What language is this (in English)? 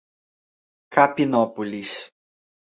Portuguese